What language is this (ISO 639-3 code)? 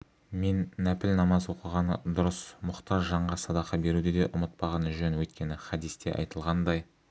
kaz